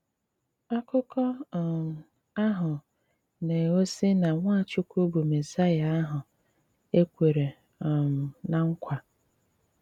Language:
Igbo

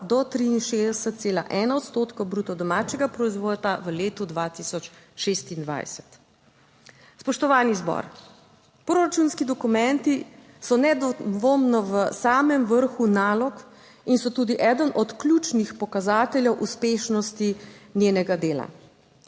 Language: Slovenian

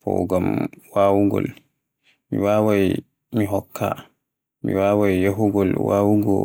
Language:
Borgu Fulfulde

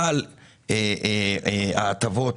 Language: Hebrew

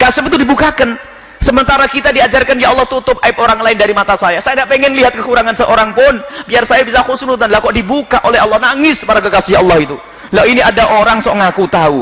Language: Indonesian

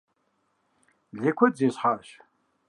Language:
Kabardian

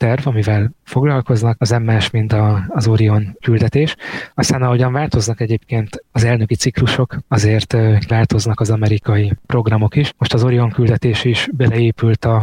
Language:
Hungarian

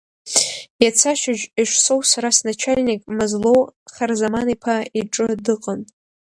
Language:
Abkhazian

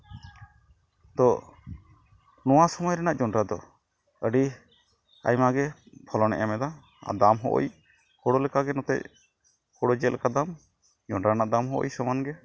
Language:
Santali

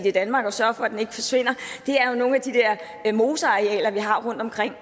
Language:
Danish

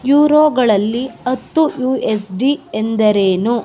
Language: Kannada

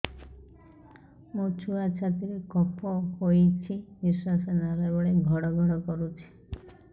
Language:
Odia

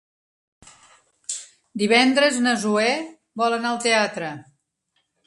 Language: Catalan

